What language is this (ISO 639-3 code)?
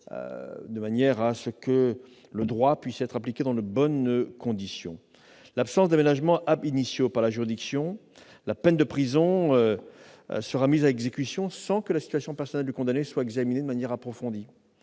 fra